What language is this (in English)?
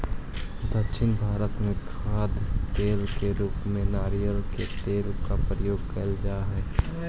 Magahi